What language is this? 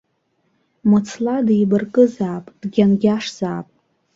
Abkhazian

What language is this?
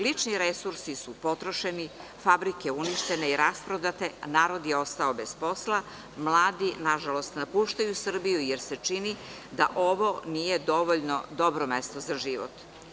Serbian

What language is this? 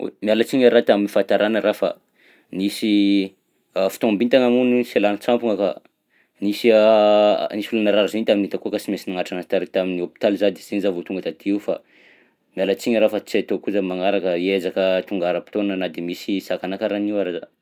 Southern Betsimisaraka Malagasy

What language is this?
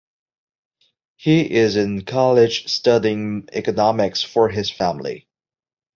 English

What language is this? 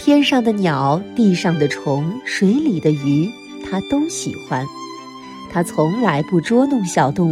Chinese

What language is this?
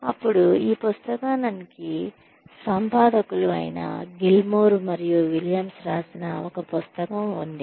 Telugu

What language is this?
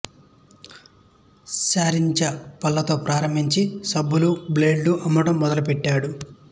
Telugu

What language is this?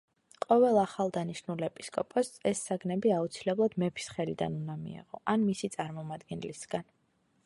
Georgian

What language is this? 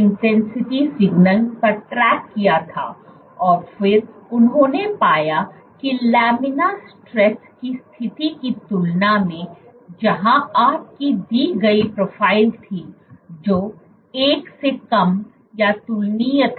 Hindi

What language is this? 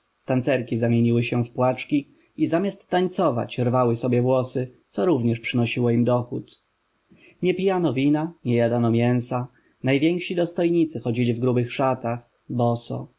Polish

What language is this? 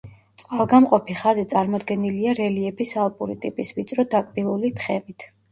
Georgian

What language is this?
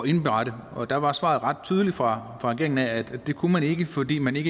Danish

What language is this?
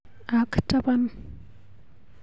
Kalenjin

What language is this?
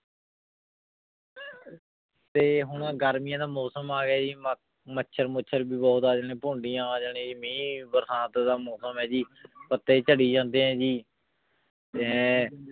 Punjabi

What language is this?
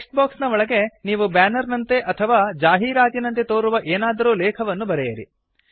Kannada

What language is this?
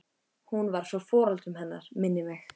Icelandic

